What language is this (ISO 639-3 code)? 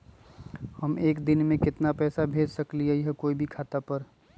mag